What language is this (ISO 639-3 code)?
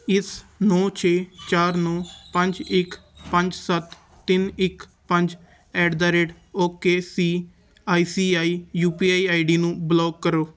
pan